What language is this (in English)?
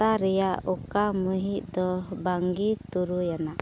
Santali